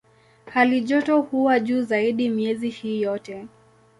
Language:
Swahili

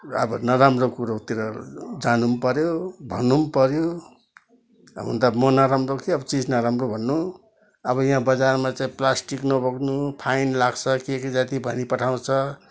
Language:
Nepali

